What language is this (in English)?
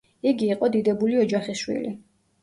Georgian